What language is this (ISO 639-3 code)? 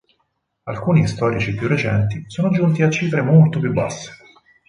ita